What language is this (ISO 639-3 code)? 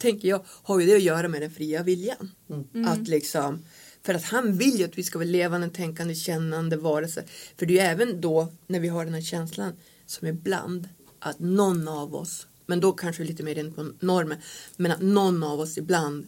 swe